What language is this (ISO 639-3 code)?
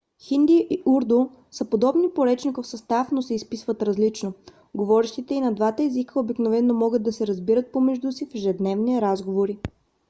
bul